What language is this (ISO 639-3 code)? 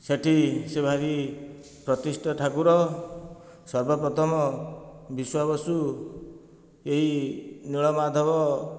ori